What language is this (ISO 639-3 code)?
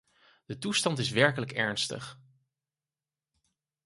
nld